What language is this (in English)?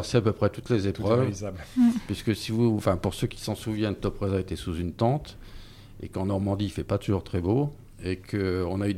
French